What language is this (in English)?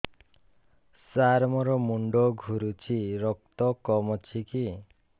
Odia